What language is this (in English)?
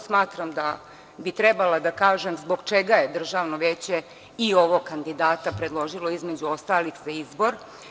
Serbian